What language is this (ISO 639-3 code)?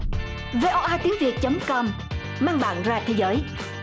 vie